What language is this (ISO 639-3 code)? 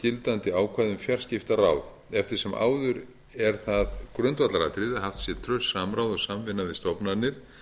isl